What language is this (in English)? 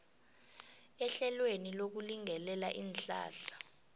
South Ndebele